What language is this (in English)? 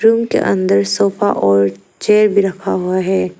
Hindi